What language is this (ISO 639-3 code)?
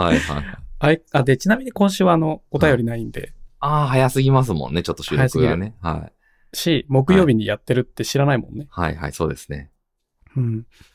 jpn